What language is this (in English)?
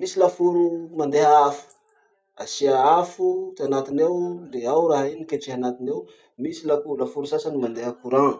Masikoro Malagasy